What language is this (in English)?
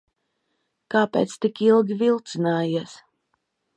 Latvian